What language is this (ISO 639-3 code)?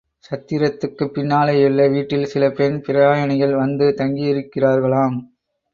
tam